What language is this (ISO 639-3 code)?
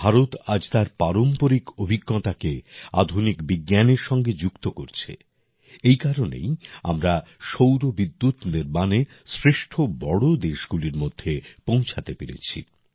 ben